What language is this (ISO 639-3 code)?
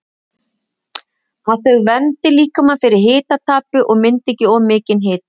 isl